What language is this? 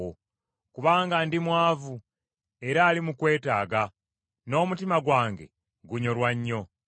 Ganda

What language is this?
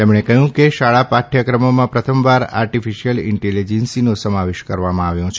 Gujarati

